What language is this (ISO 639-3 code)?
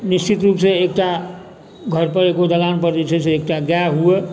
mai